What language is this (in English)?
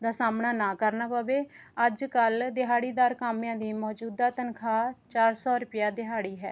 Punjabi